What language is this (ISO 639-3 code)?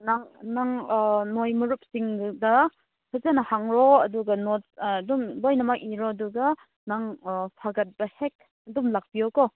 mni